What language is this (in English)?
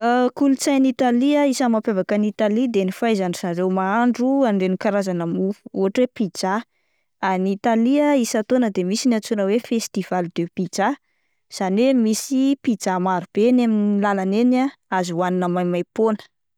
Malagasy